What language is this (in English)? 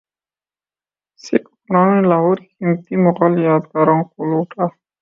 Urdu